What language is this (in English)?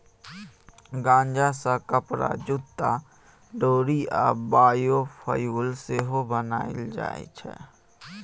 Maithili